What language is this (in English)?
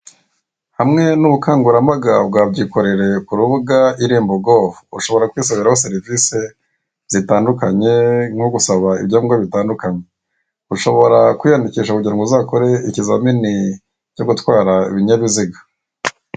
Kinyarwanda